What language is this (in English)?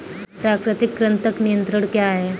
Hindi